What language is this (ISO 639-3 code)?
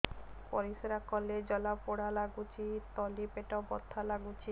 ori